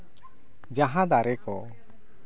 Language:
Santali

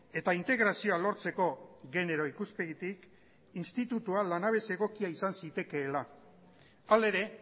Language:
Basque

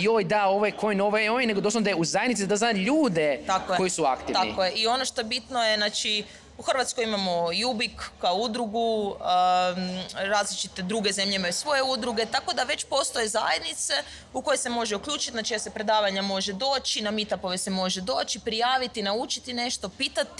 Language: Croatian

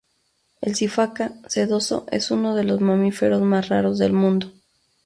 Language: Spanish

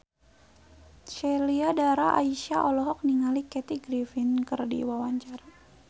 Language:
Sundanese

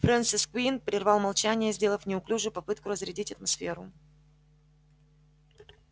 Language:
Russian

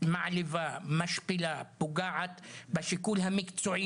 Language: Hebrew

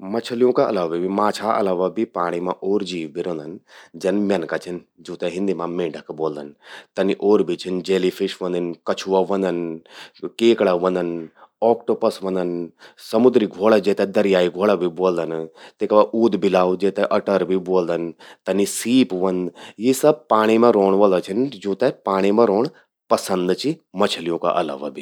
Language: Garhwali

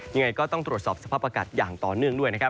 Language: Thai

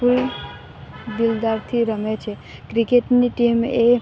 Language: Gujarati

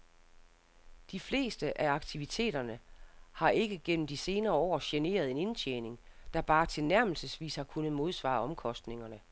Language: Danish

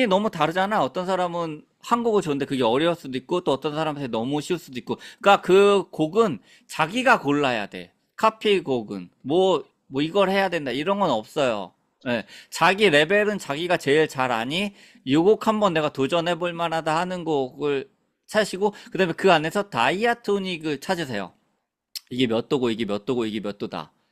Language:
Korean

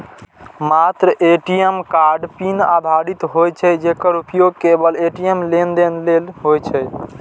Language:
Maithili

